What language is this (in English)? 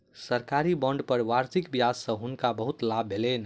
Maithili